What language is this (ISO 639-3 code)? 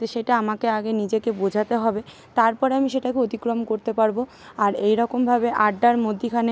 ben